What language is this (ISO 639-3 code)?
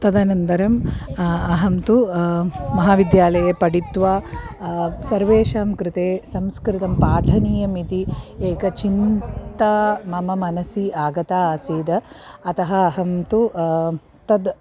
san